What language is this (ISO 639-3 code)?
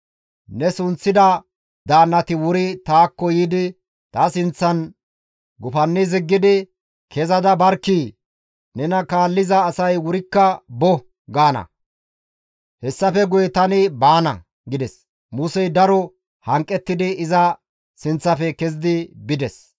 gmv